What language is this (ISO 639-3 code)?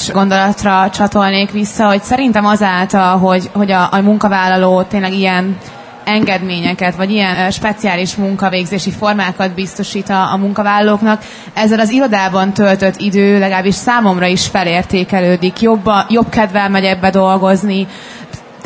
hun